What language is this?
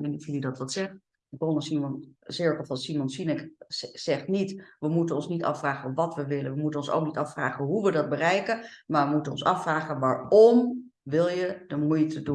Dutch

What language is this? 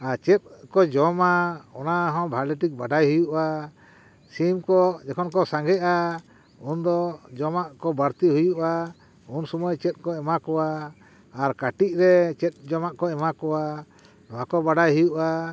Santali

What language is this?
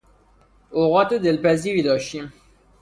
Persian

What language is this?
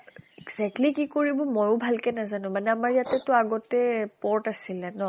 Assamese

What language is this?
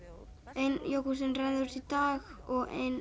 Icelandic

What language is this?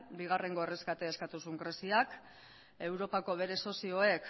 Basque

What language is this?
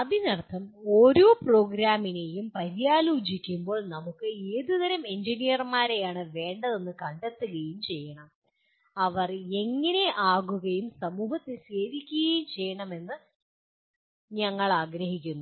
Malayalam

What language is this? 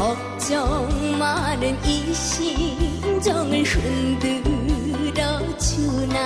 Korean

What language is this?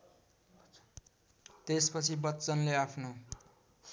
Nepali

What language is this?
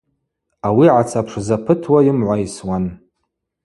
Abaza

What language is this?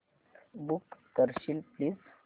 Marathi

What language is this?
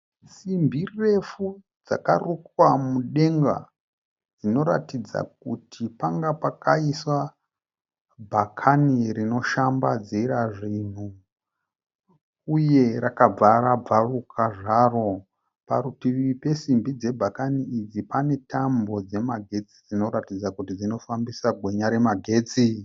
Shona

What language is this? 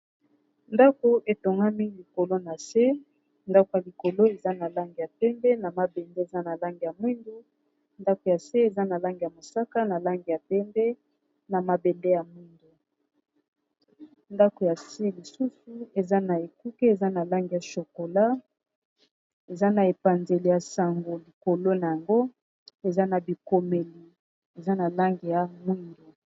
Lingala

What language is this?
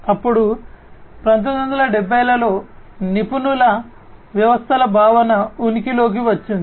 Telugu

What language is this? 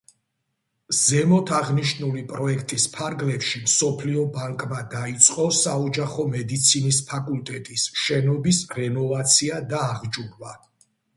Georgian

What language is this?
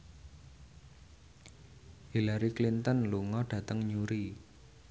Javanese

